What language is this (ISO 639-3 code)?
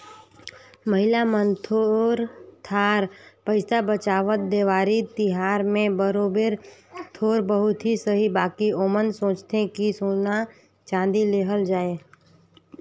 hne